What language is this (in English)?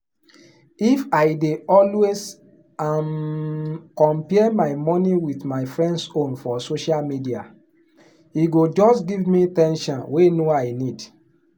Nigerian Pidgin